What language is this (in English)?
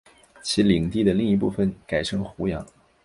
Chinese